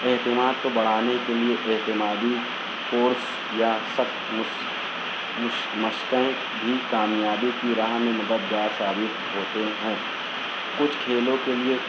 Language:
Urdu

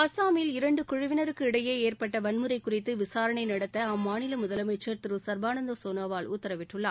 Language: Tamil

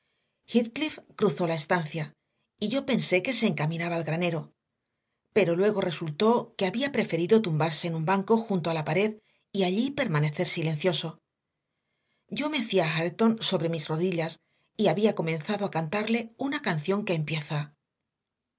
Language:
Spanish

